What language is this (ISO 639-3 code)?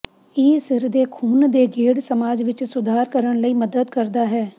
pan